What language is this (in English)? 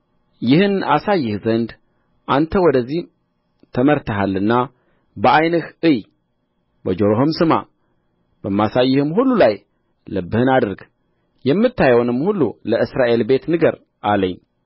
Amharic